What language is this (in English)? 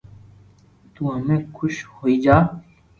Loarki